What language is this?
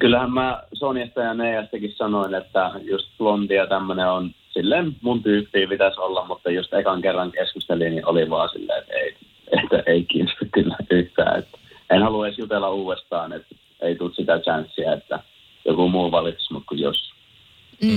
Finnish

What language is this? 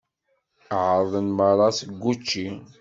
Kabyle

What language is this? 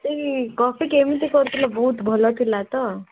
Odia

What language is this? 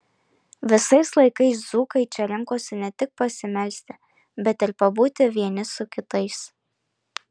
Lithuanian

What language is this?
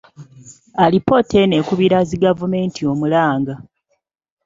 Ganda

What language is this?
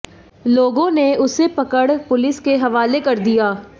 Hindi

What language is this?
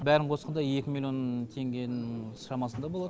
Kazakh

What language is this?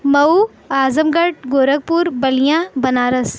Urdu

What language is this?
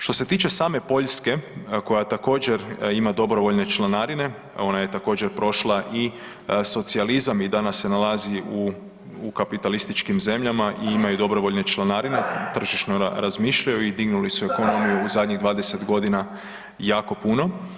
Croatian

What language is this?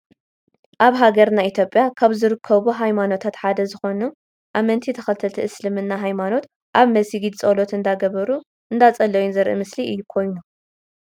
Tigrinya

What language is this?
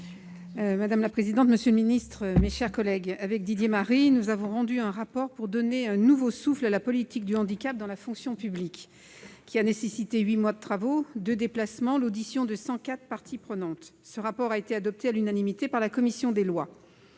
French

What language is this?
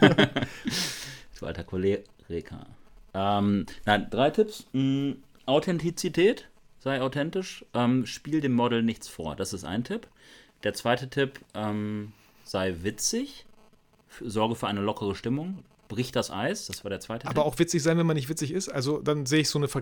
German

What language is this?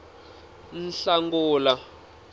Tsonga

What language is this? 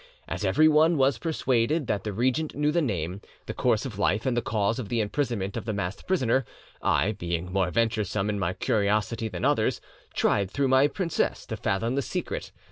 English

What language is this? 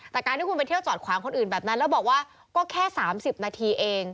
Thai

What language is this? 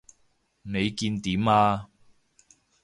Cantonese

